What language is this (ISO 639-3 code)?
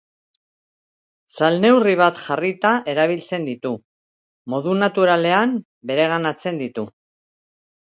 eus